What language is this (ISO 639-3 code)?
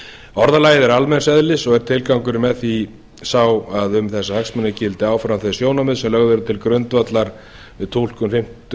isl